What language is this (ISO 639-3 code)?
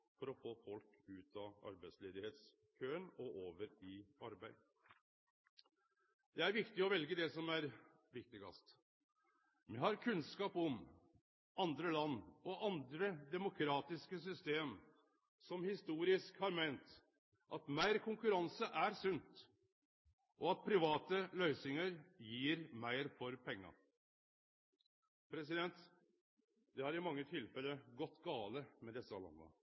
nno